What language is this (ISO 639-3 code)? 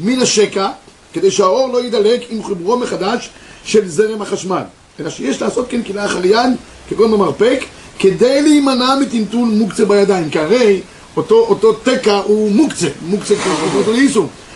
heb